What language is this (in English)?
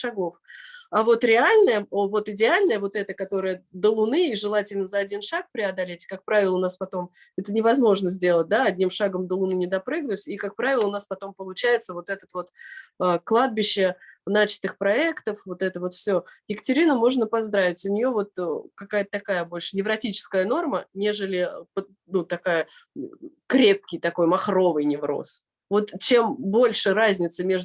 Russian